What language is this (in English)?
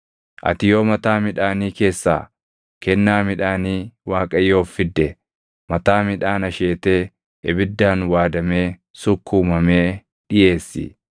Oromo